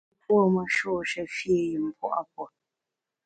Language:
Bamun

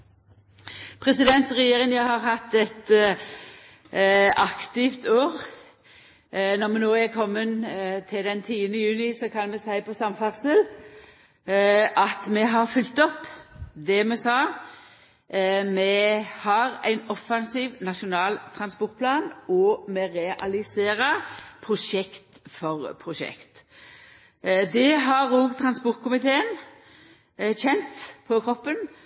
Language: Norwegian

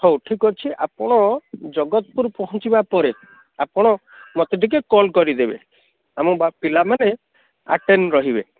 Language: Odia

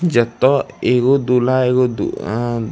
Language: Maithili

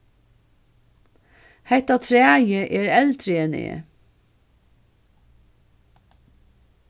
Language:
Faroese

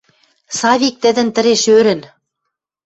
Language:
Western Mari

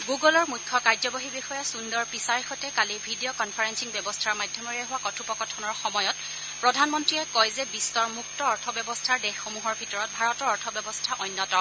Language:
Assamese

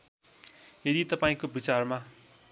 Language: Nepali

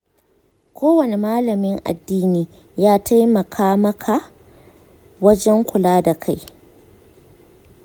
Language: Hausa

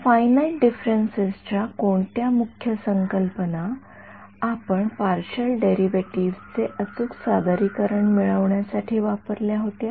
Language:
Marathi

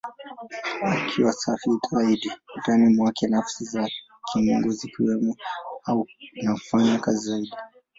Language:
Swahili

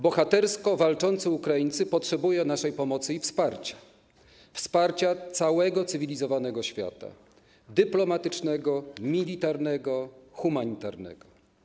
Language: Polish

